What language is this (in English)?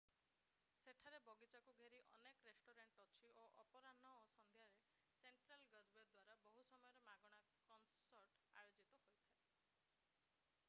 Odia